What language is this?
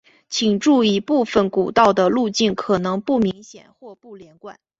Chinese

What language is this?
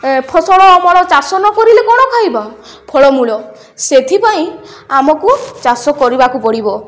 Odia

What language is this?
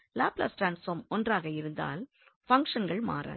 Tamil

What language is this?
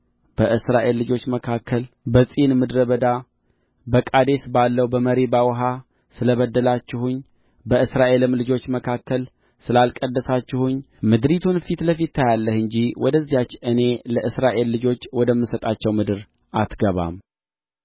Amharic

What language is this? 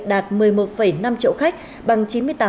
Vietnamese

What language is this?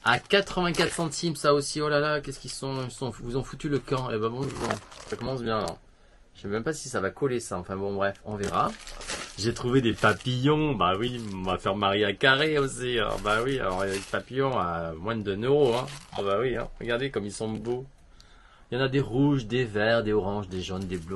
French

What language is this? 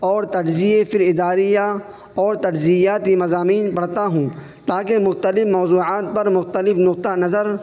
Urdu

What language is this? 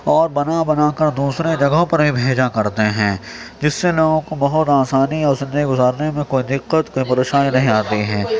Urdu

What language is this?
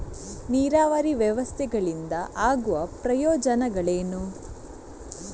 Kannada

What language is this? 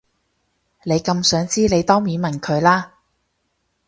Cantonese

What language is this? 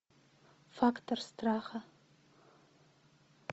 Russian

